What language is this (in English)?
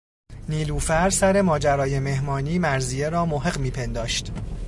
Persian